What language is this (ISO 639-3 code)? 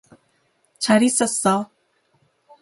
kor